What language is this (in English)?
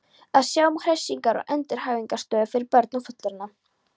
Icelandic